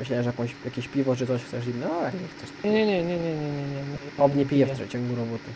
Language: Polish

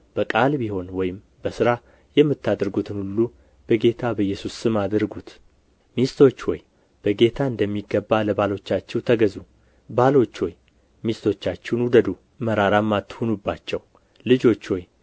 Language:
Amharic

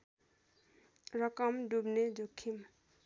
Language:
Nepali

